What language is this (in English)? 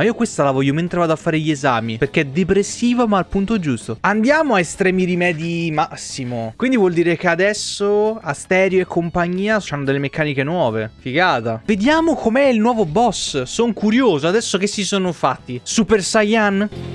Italian